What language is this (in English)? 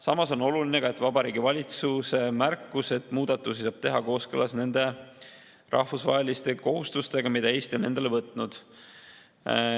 Estonian